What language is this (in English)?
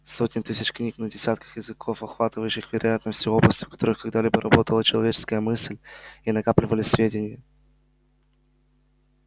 Russian